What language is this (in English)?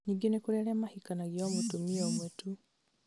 Kikuyu